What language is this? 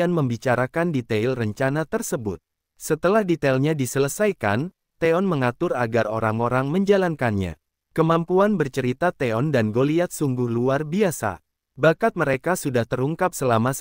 Indonesian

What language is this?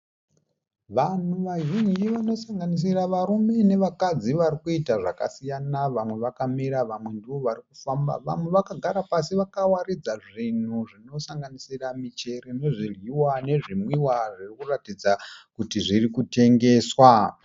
Shona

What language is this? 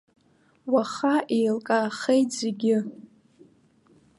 Abkhazian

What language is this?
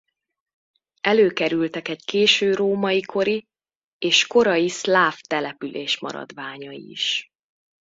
Hungarian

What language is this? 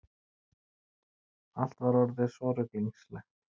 Icelandic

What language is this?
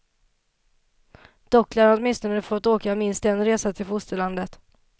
Swedish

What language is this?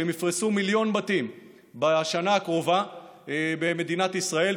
Hebrew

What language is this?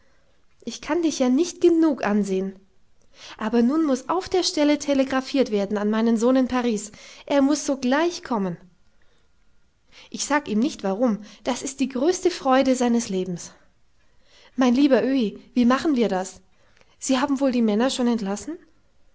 German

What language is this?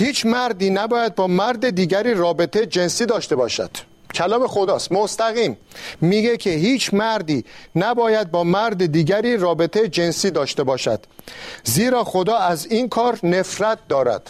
Persian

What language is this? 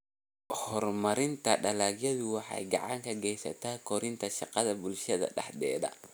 Somali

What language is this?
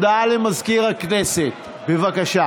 Hebrew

